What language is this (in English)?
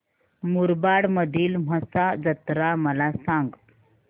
Marathi